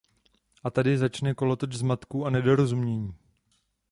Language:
Czech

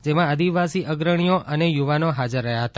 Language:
Gujarati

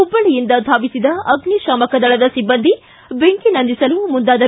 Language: Kannada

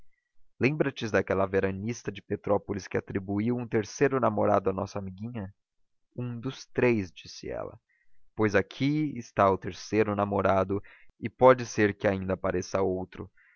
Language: Portuguese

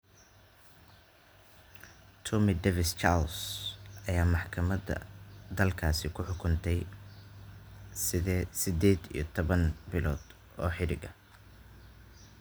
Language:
Somali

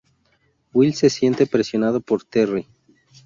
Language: Spanish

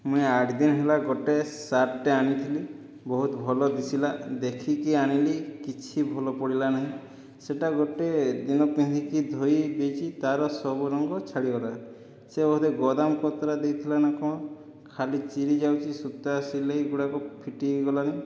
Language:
Odia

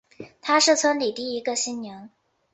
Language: Chinese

